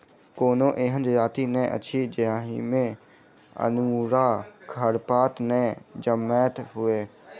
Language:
Maithili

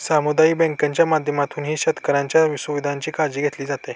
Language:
Marathi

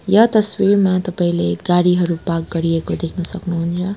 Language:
Nepali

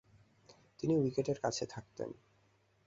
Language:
Bangla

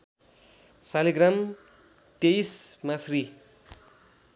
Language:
Nepali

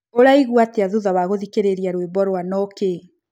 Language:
Kikuyu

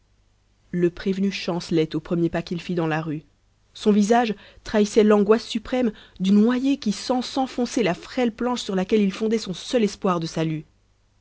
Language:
French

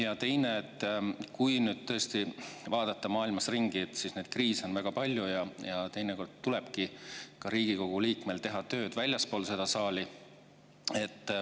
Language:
Estonian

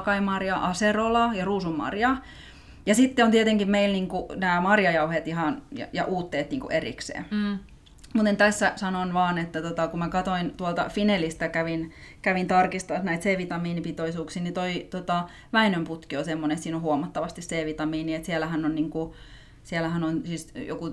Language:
Finnish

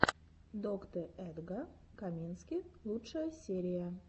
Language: Russian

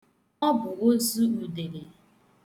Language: Igbo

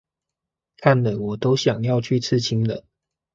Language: Chinese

